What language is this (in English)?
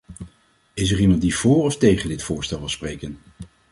Dutch